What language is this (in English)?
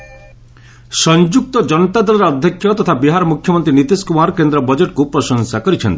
Odia